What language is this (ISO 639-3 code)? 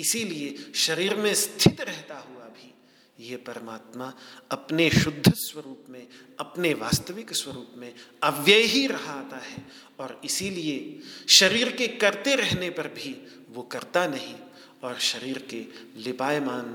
hin